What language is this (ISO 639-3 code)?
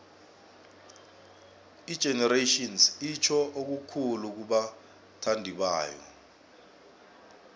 nbl